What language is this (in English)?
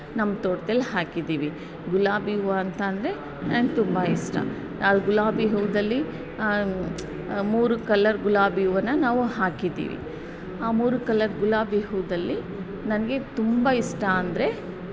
Kannada